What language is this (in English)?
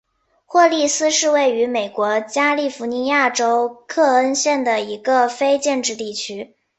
Chinese